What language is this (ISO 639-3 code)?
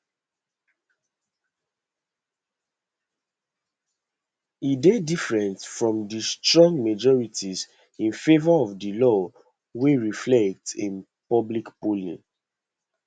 pcm